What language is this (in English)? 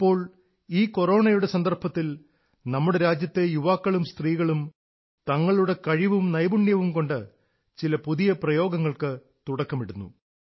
Malayalam